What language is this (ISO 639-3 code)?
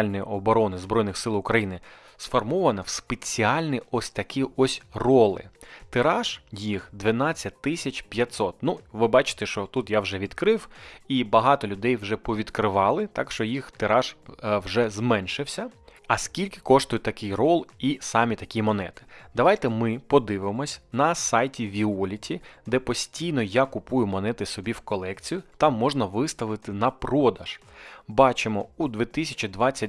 ukr